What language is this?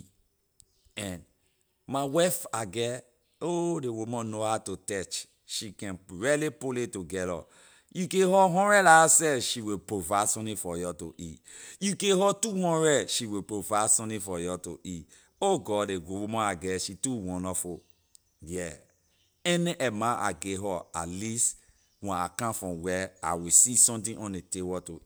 Liberian English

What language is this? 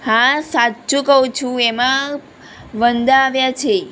Gujarati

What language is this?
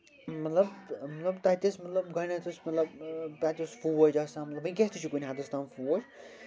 Kashmiri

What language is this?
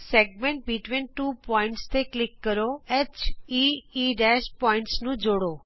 Punjabi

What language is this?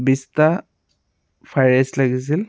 Assamese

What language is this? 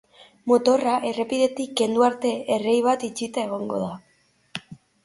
Basque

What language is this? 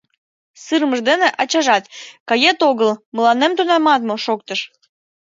Mari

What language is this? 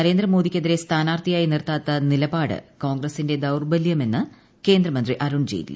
Malayalam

